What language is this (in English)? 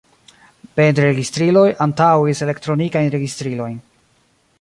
Esperanto